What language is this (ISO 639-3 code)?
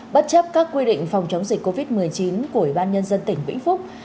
vie